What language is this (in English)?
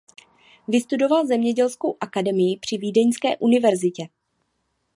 Czech